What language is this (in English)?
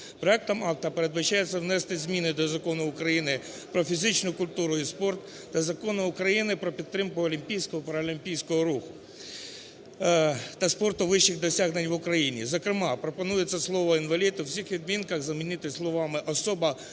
Ukrainian